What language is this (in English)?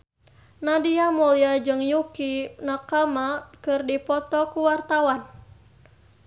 Sundanese